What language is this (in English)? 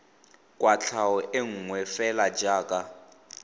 Tswana